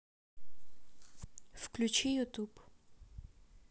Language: Russian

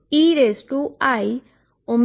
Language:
Gujarati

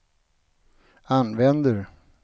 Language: Swedish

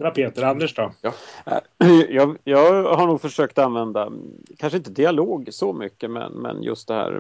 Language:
Swedish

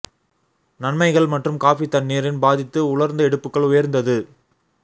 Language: Tamil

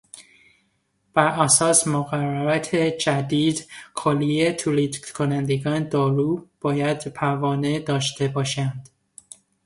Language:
Persian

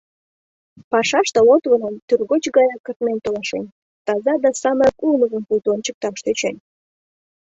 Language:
Mari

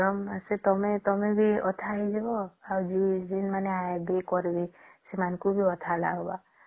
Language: Odia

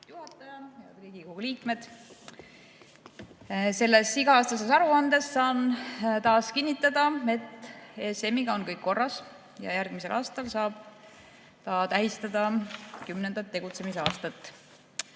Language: Estonian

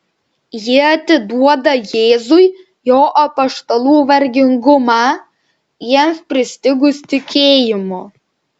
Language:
Lithuanian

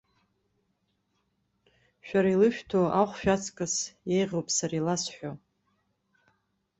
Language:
Abkhazian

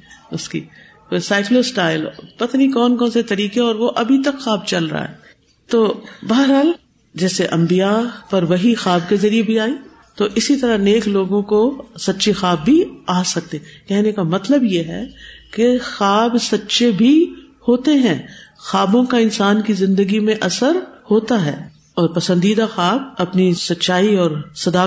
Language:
Urdu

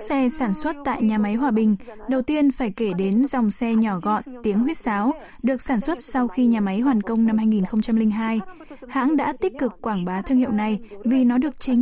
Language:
Vietnamese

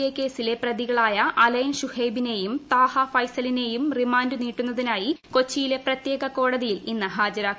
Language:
Malayalam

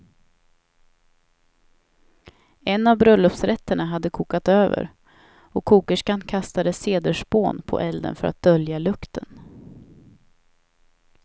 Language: Swedish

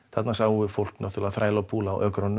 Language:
Icelandic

